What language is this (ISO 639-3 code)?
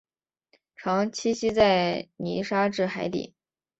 zho